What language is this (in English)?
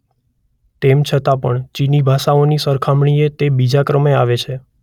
Gujarati